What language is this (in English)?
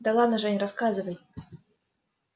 Russian